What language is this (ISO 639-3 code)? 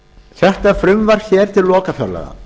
isl